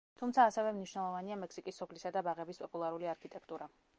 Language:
Georgian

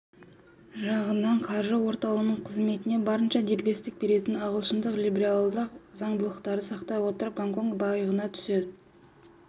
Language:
Kazakh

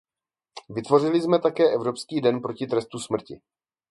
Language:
Czech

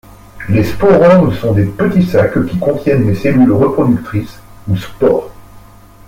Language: French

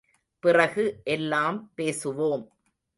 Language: Tamil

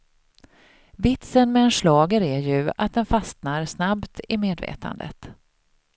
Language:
Swedish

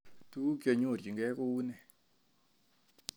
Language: Kalenjin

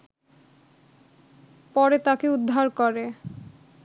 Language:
Bangla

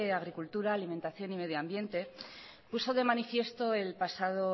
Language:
Spanish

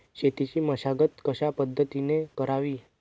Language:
Marathi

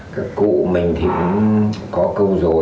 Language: Vietnamese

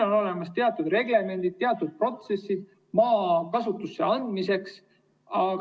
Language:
Estonian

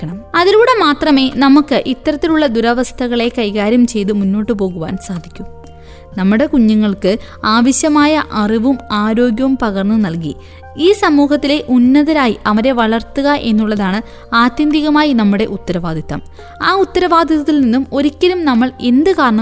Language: Malayalam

